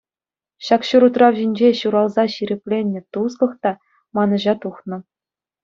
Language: Chuvash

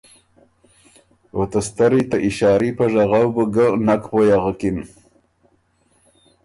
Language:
Ormuri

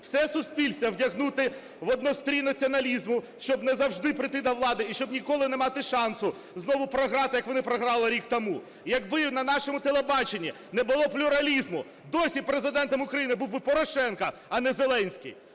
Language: Ukrainian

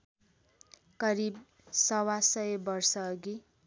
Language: Nepali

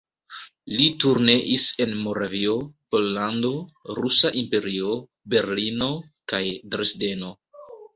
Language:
Esperanto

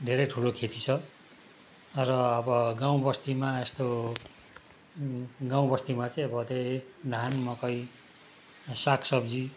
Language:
Nepali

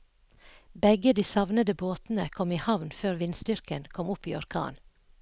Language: Norwegian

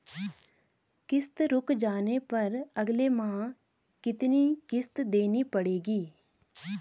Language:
Hindi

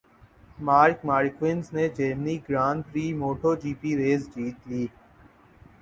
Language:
Urdu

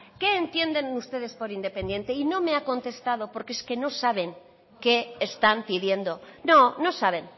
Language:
Spanish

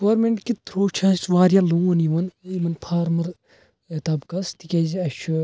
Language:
Kashmiri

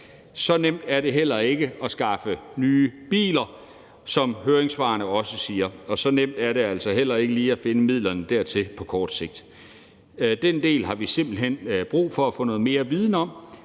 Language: Danish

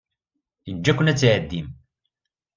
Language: Kabyle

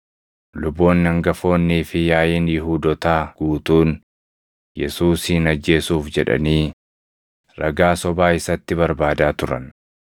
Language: Oromo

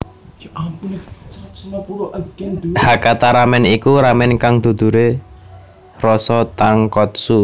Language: Javanese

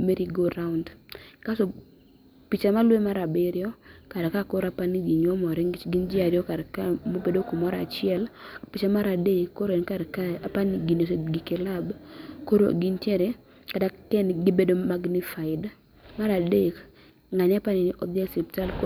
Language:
Luo (Kenya and Tanzania)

